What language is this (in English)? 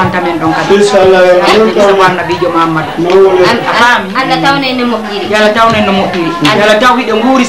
Indonesian